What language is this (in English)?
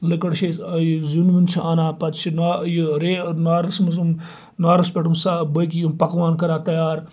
Kashmiri